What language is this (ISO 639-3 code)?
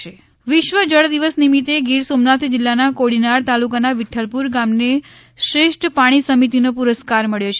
guj